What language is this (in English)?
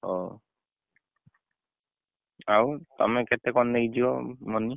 Odia